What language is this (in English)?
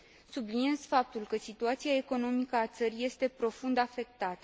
Romanian